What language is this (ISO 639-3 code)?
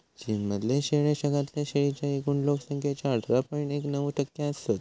mar